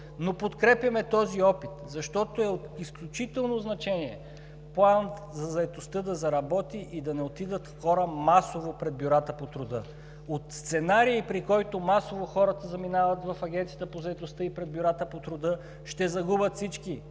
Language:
Bulgarian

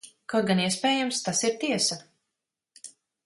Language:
Latvian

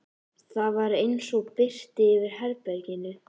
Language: Icelandic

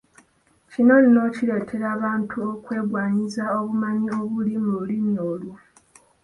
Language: Ganda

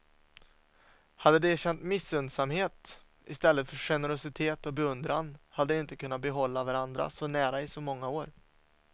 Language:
Swedish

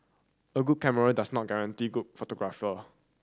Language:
English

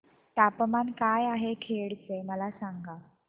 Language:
Marathi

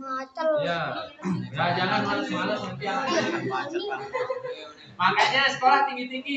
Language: Indonesian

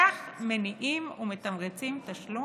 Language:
Hebrew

